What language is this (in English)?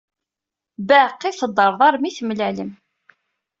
Kabyle